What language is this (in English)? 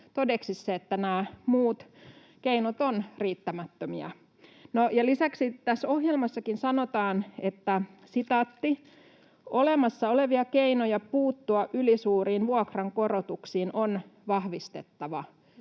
Finnish